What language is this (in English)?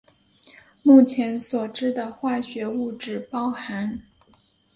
Chinese